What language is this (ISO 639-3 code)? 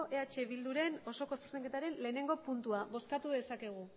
eus